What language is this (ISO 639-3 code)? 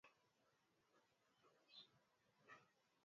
swa